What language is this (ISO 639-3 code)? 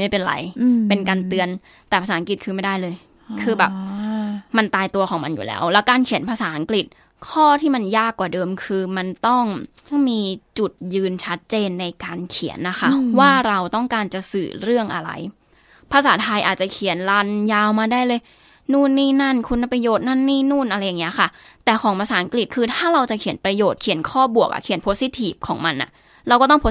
tha